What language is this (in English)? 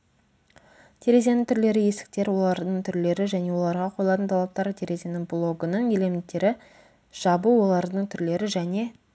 Kazakh